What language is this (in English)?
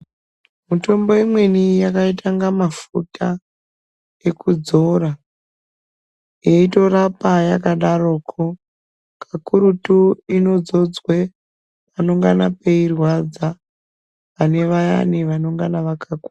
Ndau